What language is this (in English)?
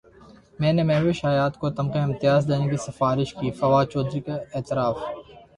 Urdu